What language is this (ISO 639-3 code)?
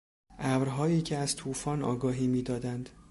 fas